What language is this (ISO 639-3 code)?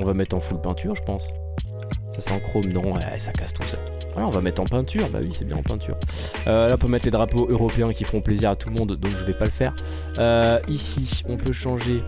fra